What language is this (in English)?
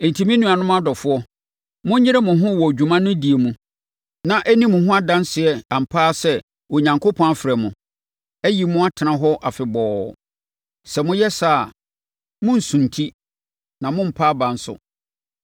Akan